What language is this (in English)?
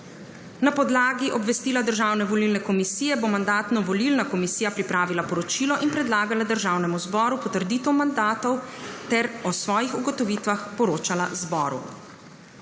Slovenian